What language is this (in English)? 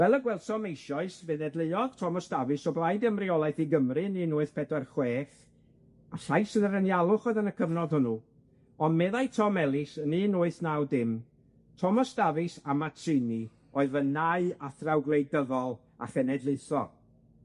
Welsh